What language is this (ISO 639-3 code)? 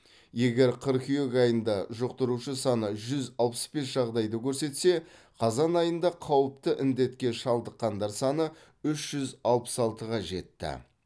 kaz